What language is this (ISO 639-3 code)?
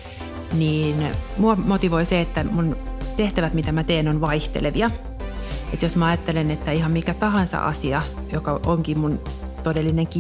fin